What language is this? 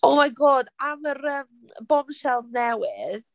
Welsh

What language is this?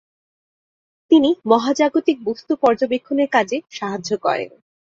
Bangla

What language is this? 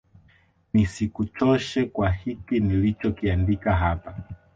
Swahili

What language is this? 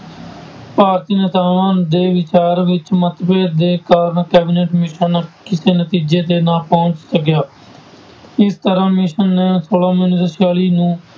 Punjabi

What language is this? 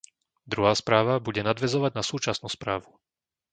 Slovak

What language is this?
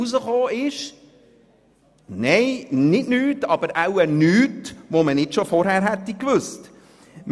Swiss German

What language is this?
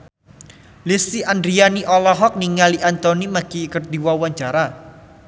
Sundanese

